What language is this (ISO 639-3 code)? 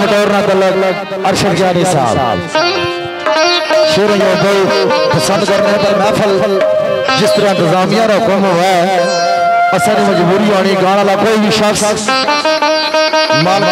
ara